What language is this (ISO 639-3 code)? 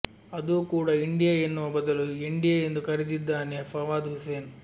kan